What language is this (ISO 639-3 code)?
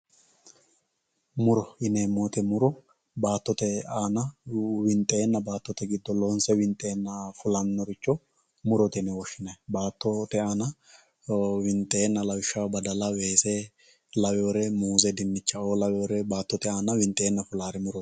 sid